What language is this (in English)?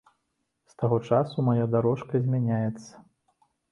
Belarusian